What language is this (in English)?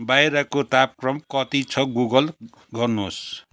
Nepali